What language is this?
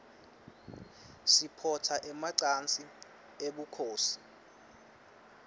Swati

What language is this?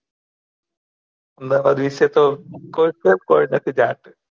Gujarati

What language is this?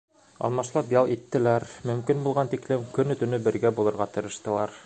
Bashkir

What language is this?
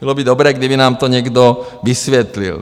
Czech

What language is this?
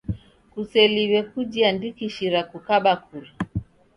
Taita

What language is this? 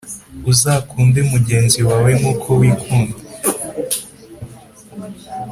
Kinyarwanda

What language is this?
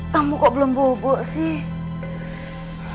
Indonesian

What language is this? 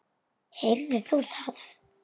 Icelandic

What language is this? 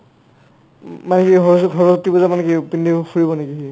Assamese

